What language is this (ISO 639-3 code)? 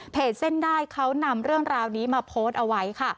tha